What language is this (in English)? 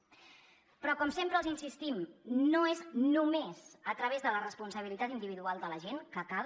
Catalan